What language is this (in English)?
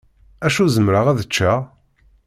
Kabyle